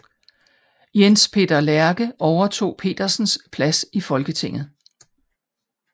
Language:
Danish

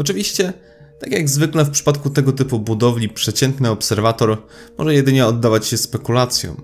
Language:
Polish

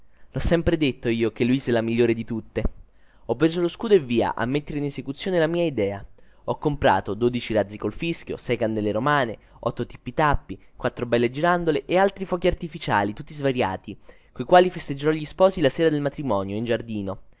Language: Italian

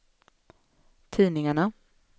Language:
Swedish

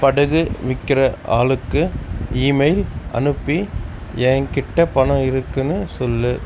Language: Tamil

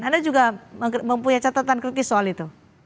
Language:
Indonesian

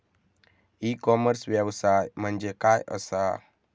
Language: Marathi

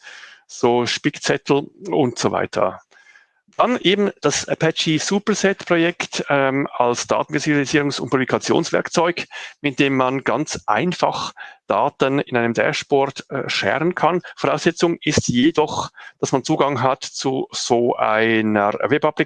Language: German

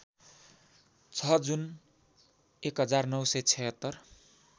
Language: Nepali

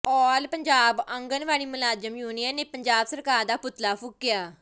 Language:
Punjabi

